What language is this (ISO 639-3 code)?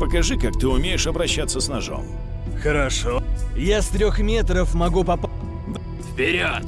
rus